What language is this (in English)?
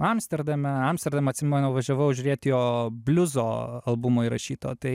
Lithuanian